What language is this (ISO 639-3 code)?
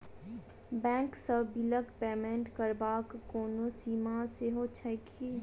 mai